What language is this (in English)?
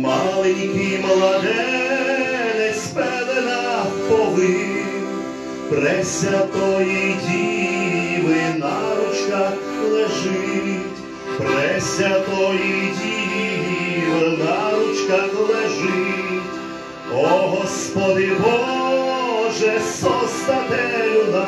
Ukrainian